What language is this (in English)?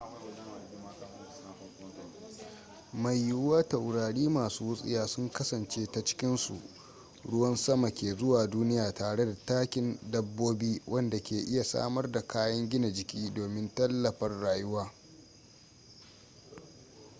Hausa